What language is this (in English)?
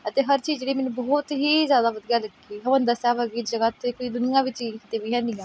Punjabi